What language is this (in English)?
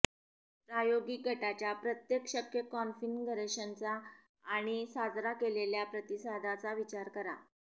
Marathi